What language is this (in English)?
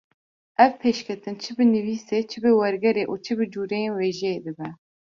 Kurdish